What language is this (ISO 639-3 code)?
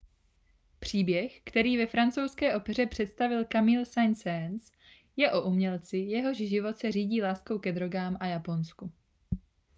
ces